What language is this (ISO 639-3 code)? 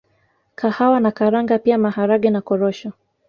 swa